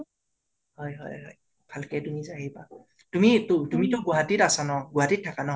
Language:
Assamese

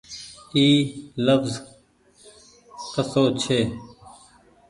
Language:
Goaria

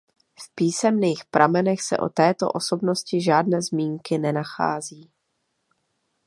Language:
Czech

